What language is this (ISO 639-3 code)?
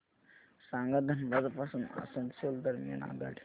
mar